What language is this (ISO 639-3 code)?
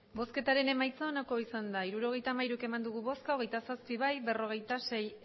eus